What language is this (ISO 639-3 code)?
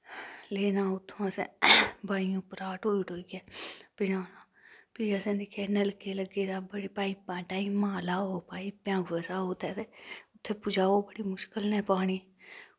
doi